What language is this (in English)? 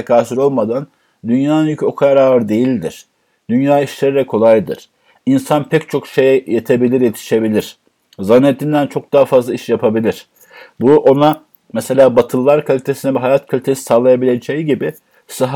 Turkish